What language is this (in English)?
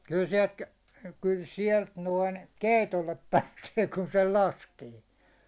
Finnish